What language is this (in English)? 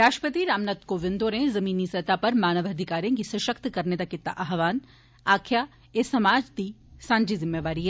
Dogri